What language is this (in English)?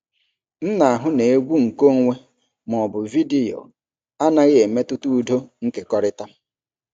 Igbo